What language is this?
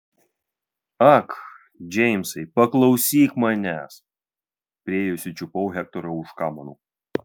Lithuanian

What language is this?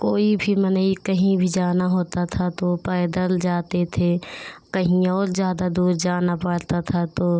Hindi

